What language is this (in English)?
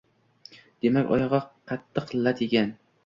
Uzbek